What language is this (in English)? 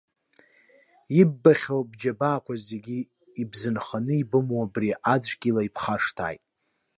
Abkhazian